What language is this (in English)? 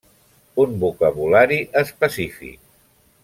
Catalan